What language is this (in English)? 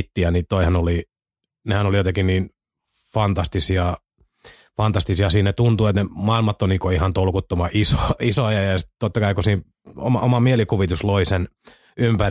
Finnish